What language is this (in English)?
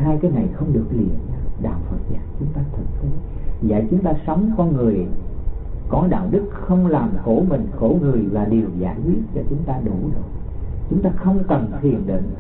Vietnamese